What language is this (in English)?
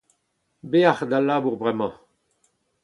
Breton